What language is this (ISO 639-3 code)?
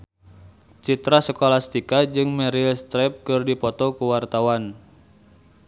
sun